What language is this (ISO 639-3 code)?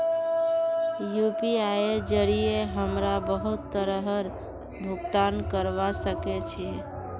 mag